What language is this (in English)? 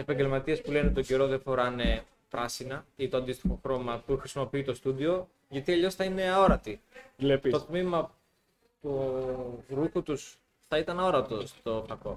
Greek